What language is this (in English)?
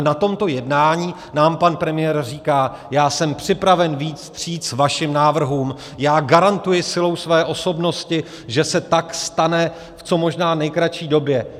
Czech